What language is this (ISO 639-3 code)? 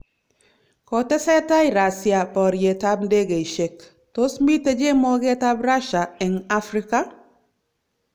kln